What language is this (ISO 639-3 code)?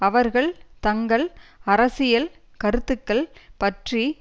tam